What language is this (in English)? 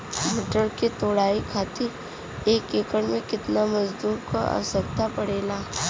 Bhojpuri